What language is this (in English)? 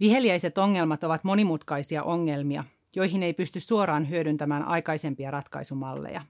Finnish